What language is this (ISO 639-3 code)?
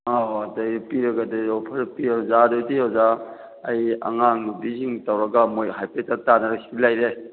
mni